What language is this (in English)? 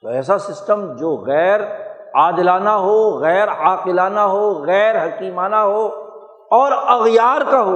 Urdu